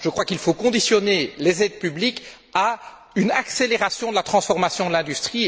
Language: French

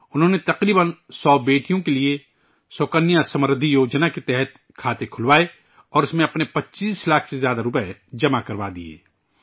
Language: Urdu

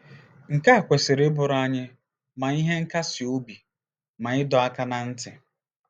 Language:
Igbo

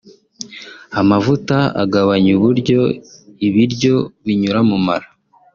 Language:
Kinyarwanda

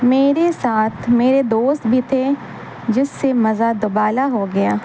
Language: Urdu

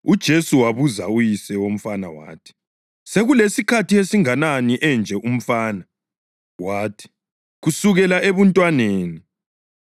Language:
North Ndebele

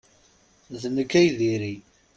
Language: Kabyle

